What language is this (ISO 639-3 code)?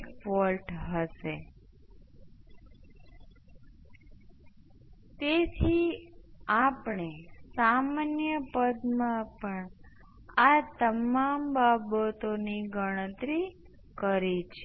guj